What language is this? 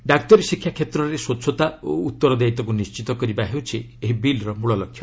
Odia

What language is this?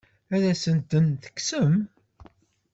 Kabyle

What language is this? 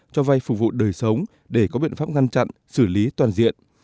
Vietnamese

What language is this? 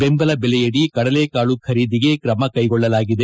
Kannada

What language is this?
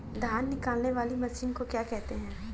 Hindi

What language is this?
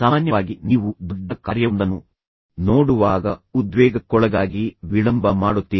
Kannada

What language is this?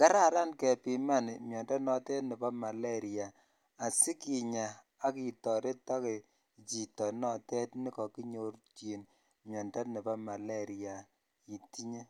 Kalenjin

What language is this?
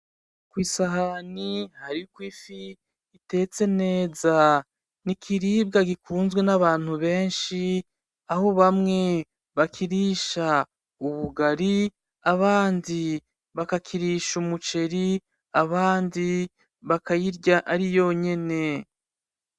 Rundi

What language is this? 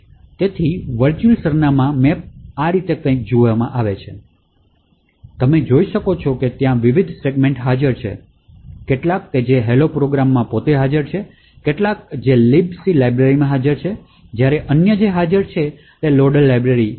Gujarati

